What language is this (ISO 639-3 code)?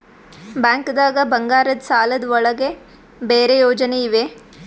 kan